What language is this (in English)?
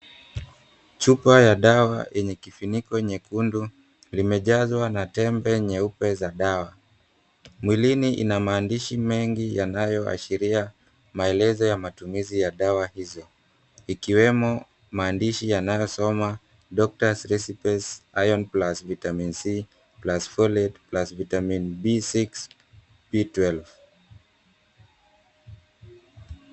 Swahili